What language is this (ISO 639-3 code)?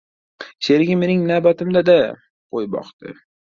uzb